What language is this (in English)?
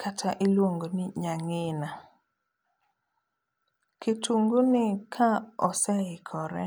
Luo (Kenya and Tanzania)